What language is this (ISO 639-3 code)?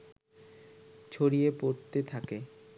ben